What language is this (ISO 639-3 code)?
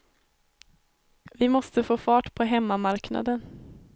swe